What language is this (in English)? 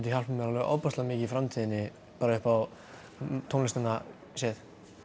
Icelandic